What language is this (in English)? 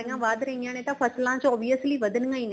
Punjabi